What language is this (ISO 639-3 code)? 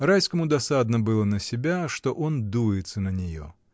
rus